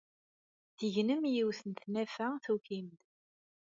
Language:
Kabyle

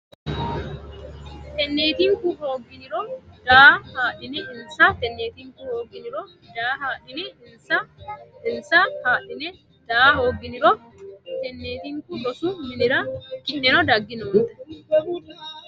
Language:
Sidamo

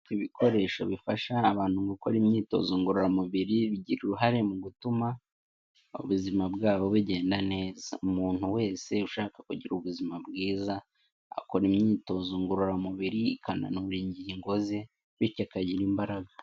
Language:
Kinyarwanda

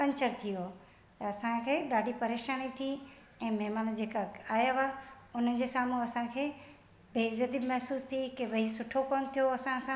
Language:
Sindhi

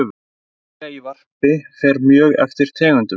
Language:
Icelandic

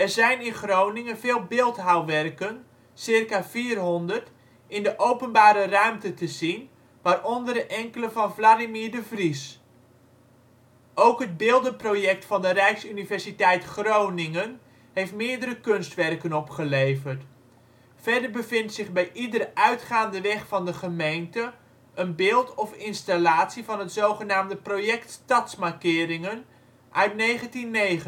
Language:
Dutch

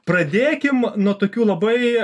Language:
Lithuanian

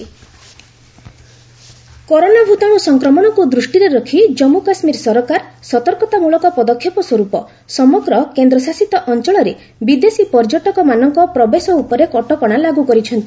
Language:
Odia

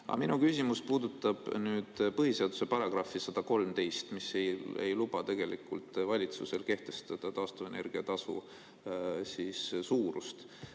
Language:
Estonian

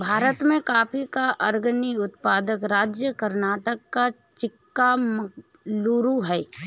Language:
Hindi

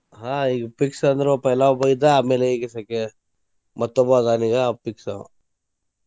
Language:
Kannada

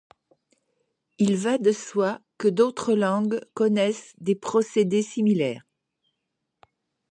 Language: French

